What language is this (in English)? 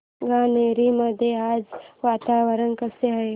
Marathi